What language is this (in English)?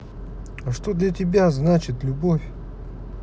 Russian